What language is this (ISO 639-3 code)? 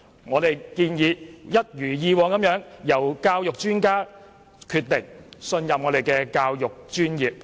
yue